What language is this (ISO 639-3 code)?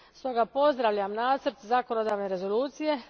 hrv